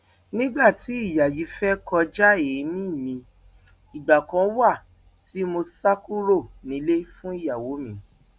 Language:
Yoruba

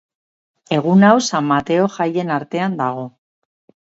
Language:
Basque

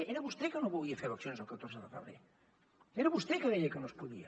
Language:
Catalan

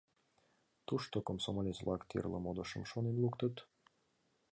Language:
Mari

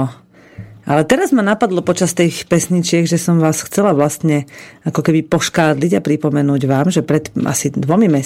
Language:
Slovak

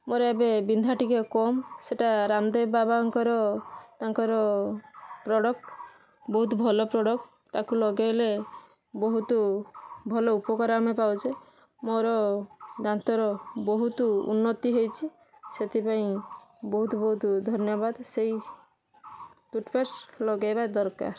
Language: Odia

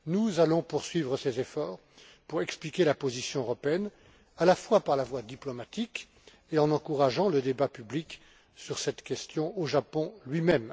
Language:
French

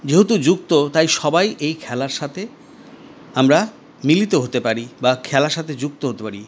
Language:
Bangla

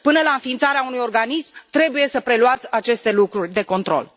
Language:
Romanian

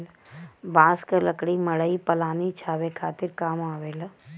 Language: Bhojpuri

